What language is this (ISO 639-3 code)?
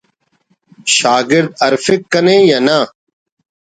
brh